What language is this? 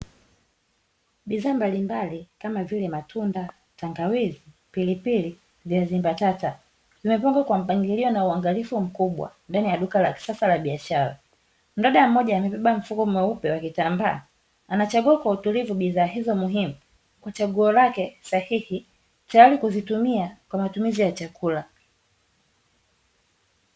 Swahili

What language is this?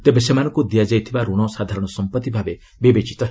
Odia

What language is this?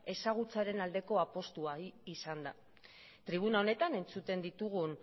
Basque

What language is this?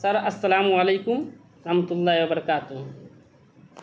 Urdu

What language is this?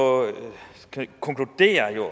Danish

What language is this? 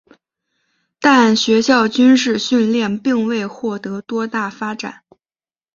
Chinese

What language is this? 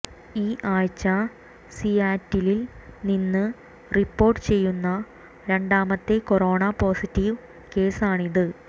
Malayalam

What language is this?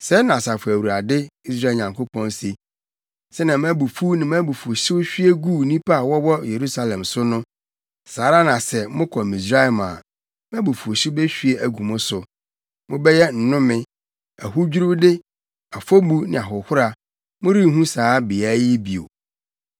Akan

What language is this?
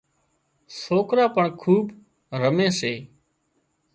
Wadiyara Koli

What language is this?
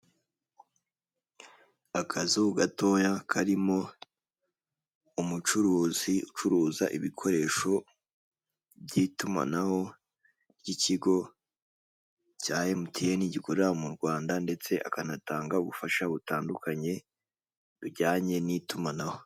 Kinyarwanda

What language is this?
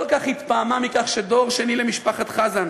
Hebrew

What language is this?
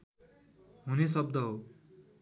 Nepali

